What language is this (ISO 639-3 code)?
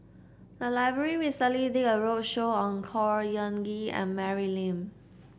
eng